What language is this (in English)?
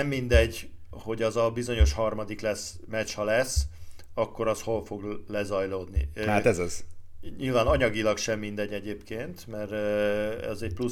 Hungarian